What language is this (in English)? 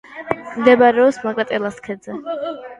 Georgian